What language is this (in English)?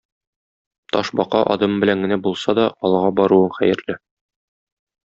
Tatar